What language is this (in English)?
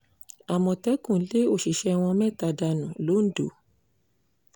Yoruba